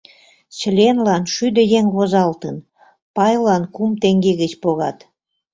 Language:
Mari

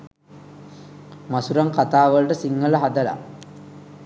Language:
Sinhala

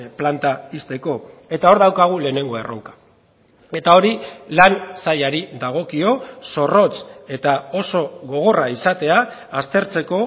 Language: Basque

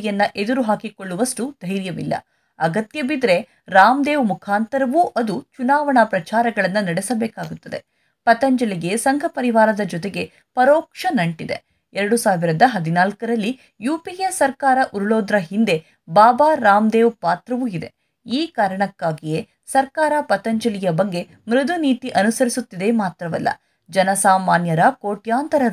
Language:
Kannada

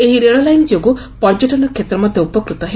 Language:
Odia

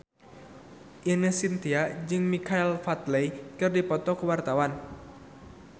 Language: Sundanese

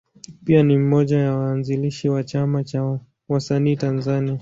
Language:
Swahili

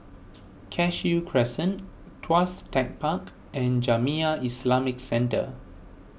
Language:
English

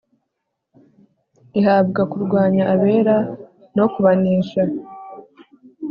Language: Kinyarwanda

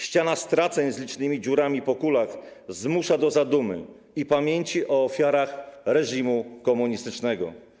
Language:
Polish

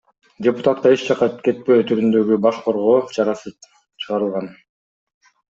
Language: Kyrgyz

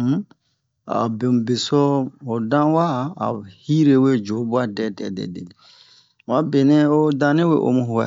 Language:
Bomu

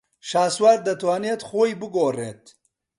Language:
Central Kurdish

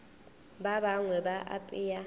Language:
Northern Sotho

